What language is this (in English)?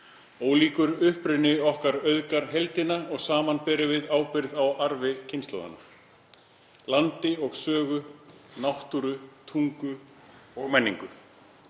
Icelandic